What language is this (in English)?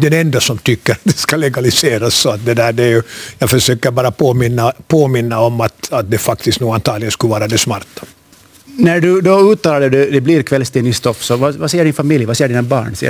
Swedish